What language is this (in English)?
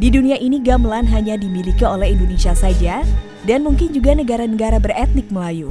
Indonesian